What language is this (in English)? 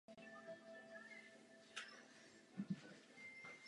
Czech